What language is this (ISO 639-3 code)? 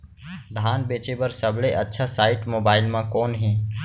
hne